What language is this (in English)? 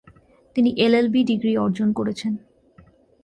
Bangla